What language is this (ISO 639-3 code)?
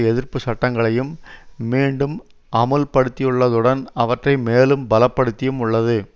tam